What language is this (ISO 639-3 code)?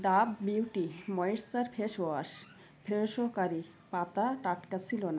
ben